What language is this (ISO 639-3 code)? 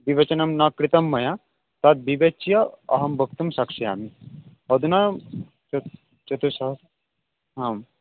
san